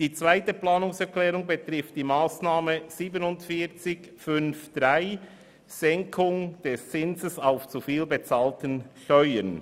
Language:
Swiss German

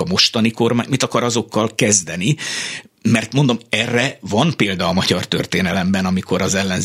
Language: Hungarian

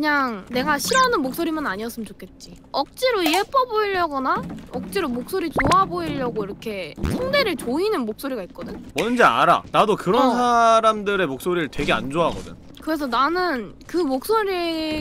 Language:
Korean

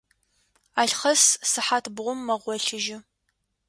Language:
Adyghe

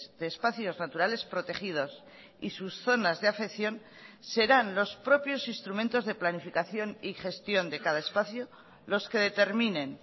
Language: Spanish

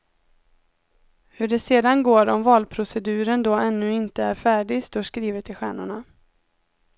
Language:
Swedish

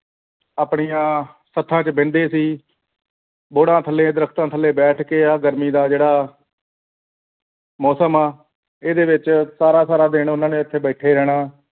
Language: Punjabi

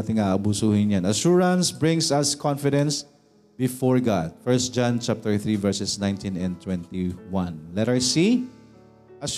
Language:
Filipino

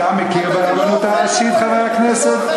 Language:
Hebrew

